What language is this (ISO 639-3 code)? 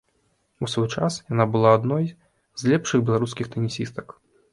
bel